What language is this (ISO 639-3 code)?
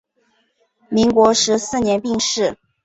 zho